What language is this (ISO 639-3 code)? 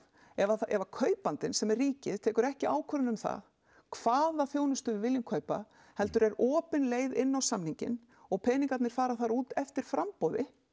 isl